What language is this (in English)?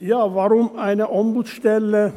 Swiss German